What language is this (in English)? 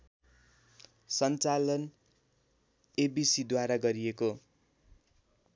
Nepali